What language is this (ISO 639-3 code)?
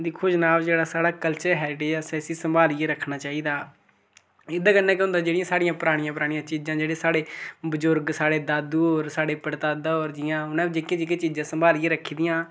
doi